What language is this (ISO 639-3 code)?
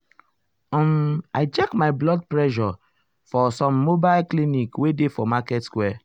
pcm